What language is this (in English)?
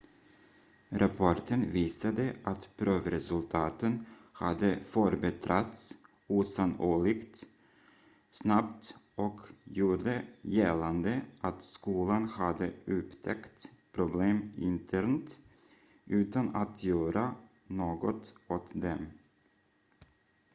Swedish